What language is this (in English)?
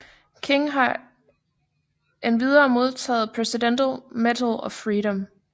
Danish